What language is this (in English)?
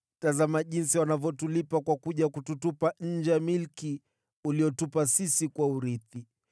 Swahili